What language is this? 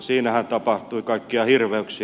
Finnish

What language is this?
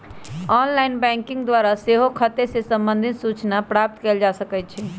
Magahi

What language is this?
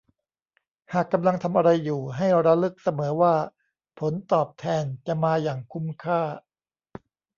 Thai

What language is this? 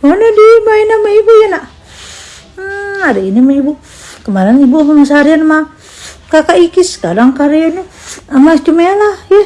Indonesian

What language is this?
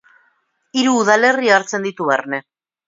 Basque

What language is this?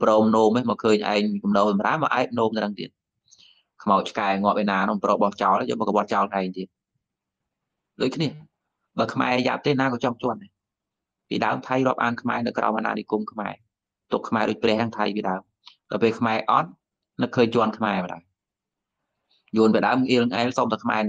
Vietnamese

